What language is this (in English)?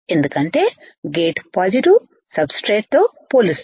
Telugu